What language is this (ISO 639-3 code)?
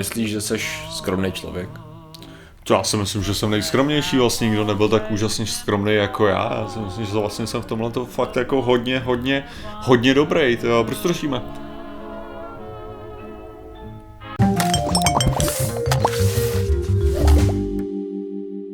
ces